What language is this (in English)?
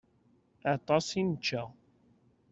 Kabyle